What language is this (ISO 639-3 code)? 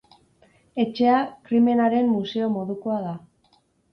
eus